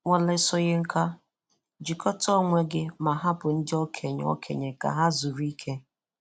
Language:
Igbo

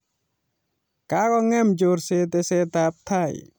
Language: Kalenjin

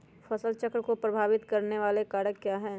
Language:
Magahi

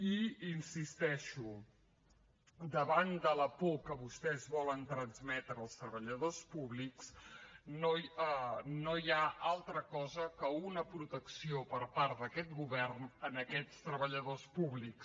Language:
Catalan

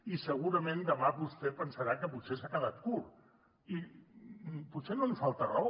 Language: Catalan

